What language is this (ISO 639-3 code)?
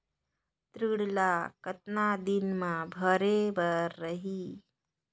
hne